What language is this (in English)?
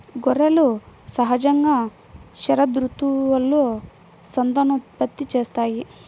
Telugu